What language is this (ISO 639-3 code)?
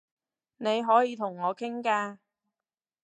yue